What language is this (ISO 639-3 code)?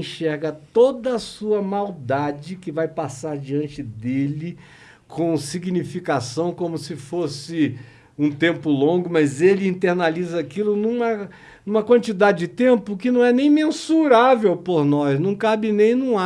por